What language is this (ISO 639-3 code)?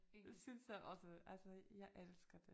dan